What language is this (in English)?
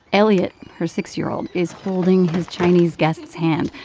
English